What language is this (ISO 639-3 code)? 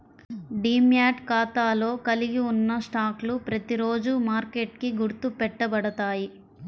tel